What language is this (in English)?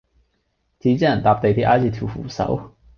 Cantonese